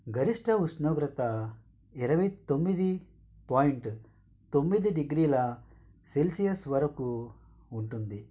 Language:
Telugu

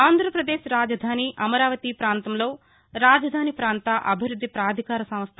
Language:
Telugu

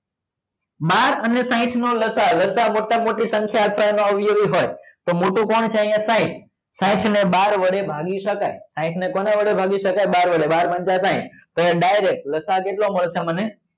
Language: Gujarati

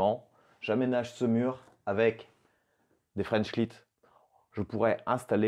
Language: French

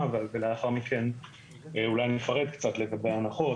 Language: Hebrew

